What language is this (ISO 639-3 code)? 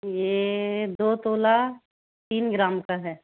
hin